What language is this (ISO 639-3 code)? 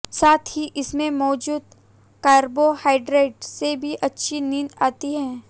hin